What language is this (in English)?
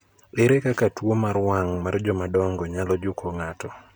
Luo (Kenya and Tanzania)